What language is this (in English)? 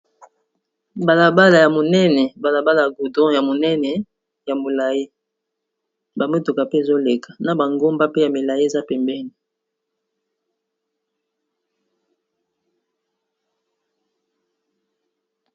Lingala